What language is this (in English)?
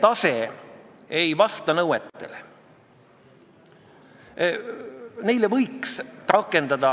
Estonian